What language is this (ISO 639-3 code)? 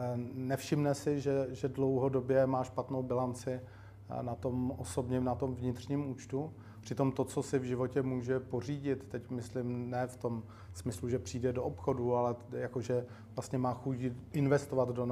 ces